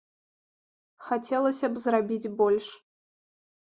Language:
Belarusian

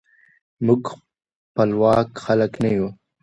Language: Pashto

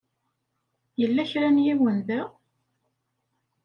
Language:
Kabyle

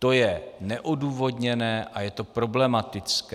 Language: Czech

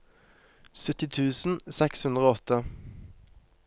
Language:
Norwegian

